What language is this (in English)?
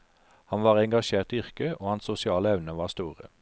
Norwegian